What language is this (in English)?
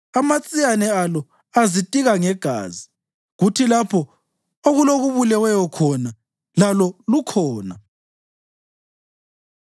North Ndebele